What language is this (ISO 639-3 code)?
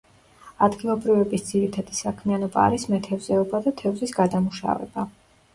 kat